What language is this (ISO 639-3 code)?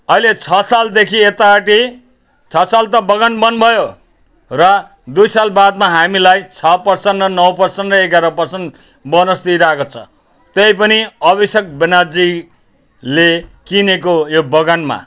nep